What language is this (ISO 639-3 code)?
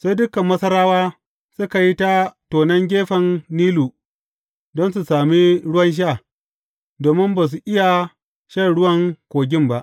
hau